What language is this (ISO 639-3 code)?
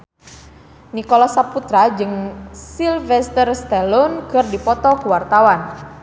sun